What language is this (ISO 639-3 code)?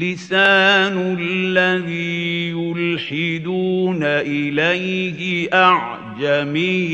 ara